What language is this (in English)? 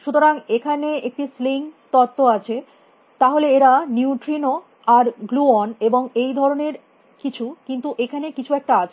Bangla